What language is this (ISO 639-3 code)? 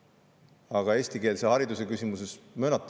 est